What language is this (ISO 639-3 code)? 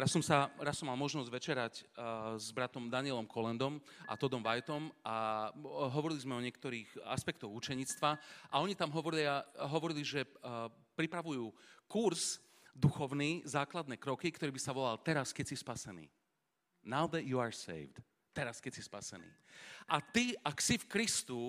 slk